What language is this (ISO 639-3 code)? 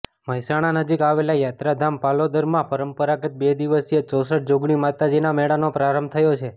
guj